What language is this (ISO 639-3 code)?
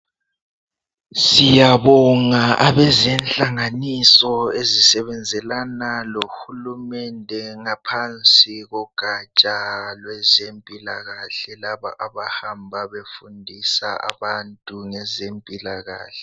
nde